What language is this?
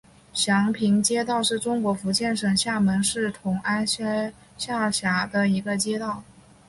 Chinese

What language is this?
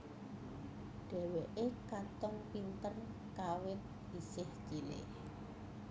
Javanese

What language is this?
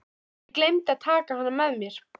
Icelandic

